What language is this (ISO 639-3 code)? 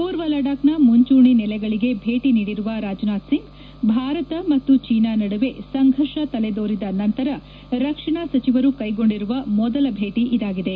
kan